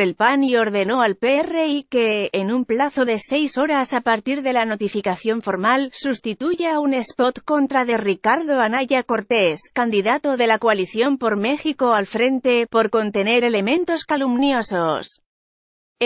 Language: Spanish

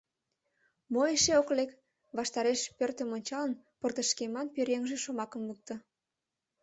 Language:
Mari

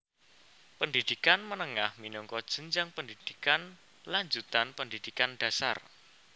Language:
Javanese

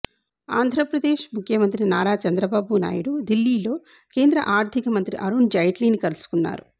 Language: Telugu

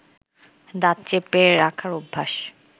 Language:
Bangla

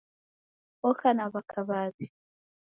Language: Taita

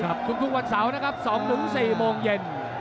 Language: Thai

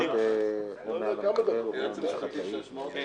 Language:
Hebrew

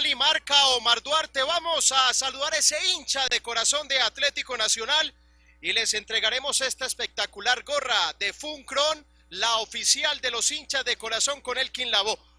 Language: Spanish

